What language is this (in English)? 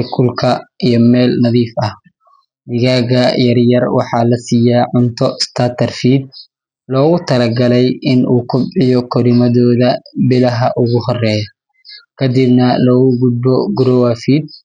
Somali